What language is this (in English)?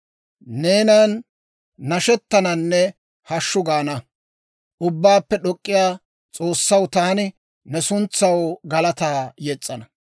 Dawro